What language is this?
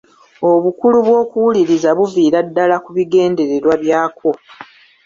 Ganda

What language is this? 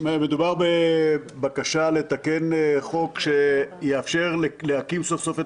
Hebrew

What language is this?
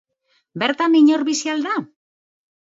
Basque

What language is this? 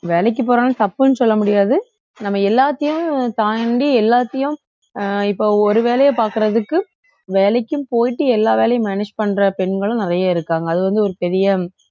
Tamil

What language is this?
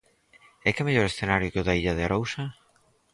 Galician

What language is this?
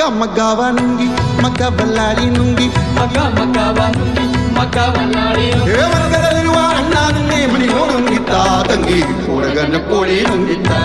Kannada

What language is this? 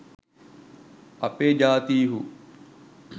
Sinhala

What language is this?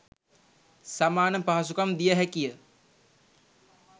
Sinhala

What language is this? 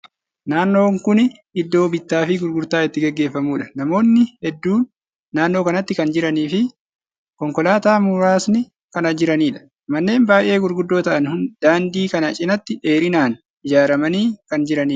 Oromo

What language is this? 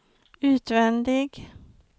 Swedish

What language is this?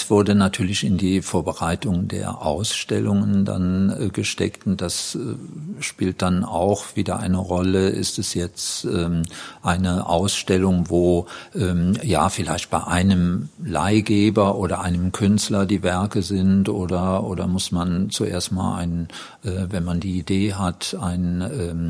German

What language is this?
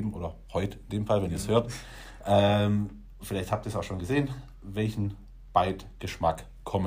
German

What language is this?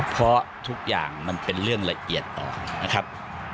Thai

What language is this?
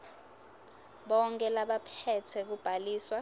Swati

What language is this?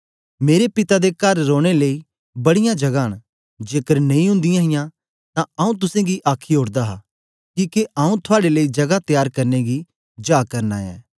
Dogri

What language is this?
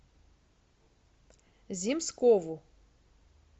Russian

